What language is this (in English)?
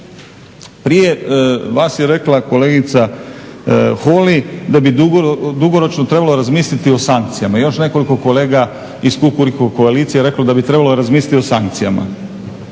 Croatian